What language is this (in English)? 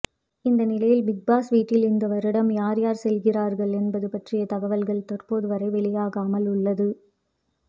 Tamil